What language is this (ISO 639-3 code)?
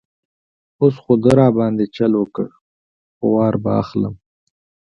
pus